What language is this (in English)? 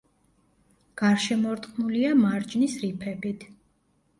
Georgian